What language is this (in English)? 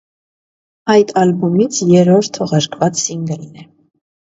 Armenian